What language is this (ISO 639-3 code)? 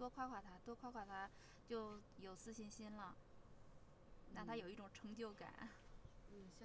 zho